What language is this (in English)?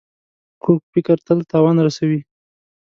Pashto